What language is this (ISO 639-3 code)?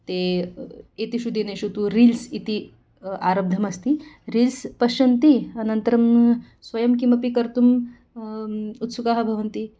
san